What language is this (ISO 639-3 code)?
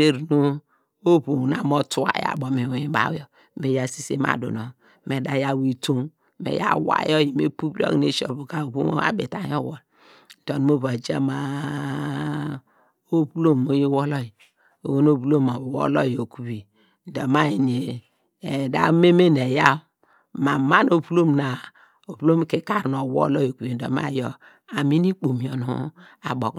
deg